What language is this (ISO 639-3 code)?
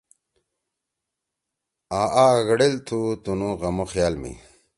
trw